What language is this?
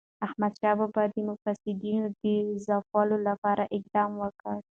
Pashto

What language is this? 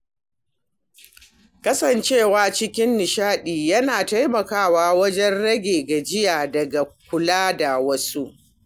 Hausa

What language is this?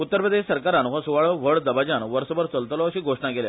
Konkani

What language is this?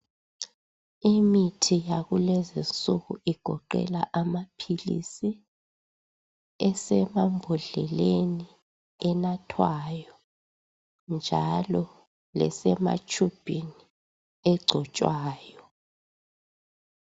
North Ndebele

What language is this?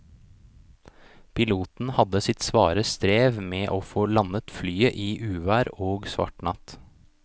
Norwegian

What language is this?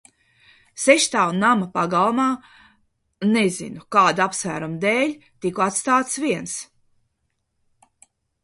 Latvian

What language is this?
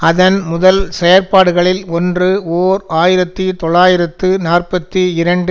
Tamil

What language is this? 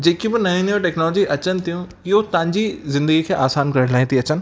Sindhi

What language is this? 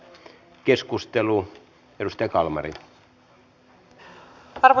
Finnish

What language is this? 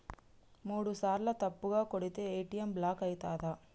Telugu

